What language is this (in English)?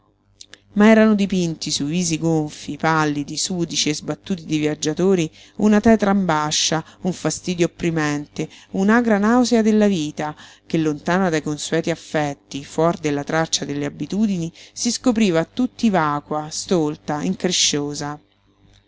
Italian